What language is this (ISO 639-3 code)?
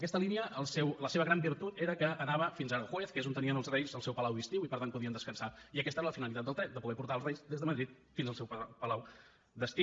cat